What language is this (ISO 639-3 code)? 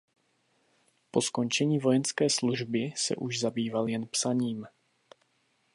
ces